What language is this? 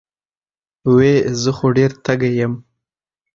Pashto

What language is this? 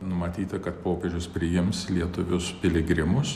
Lithuanian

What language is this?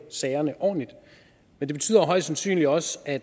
Danish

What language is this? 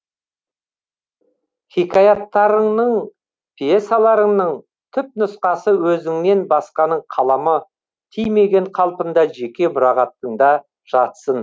Kazakh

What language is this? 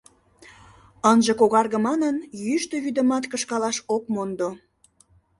Mari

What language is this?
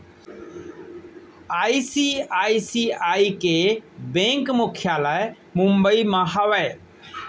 Chhattisgarhi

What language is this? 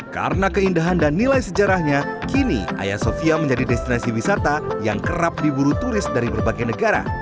Indonesian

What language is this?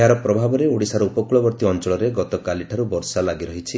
Odia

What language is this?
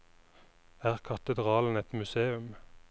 Norwegian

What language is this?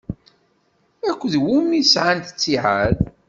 Kabyle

